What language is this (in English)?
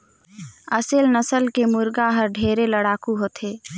Chhattisgarhi